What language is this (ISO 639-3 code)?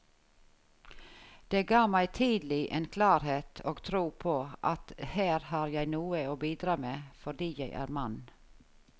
nor